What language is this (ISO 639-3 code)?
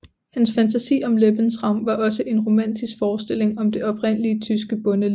dan